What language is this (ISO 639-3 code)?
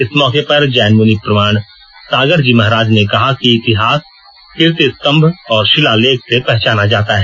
hin